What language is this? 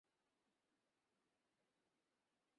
Bangla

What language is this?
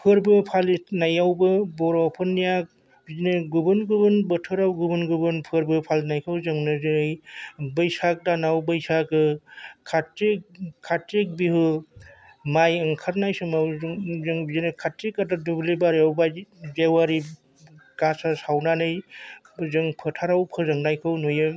Bodo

